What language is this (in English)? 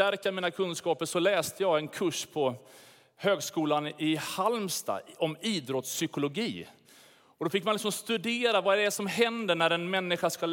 Swedish